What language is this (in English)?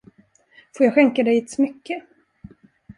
Swedish